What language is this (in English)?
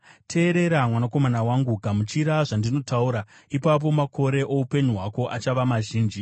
Shona